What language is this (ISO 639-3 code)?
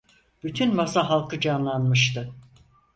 tur